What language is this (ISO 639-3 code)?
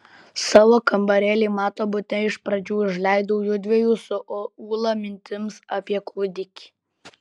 lit